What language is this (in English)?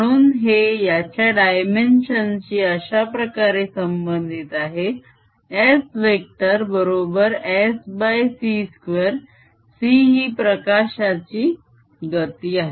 Marathi